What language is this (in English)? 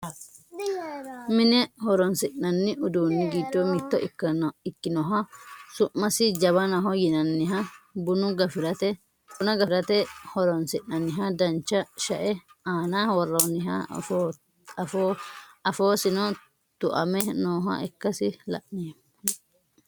Sidamo